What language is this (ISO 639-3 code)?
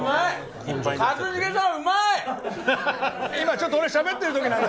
jpn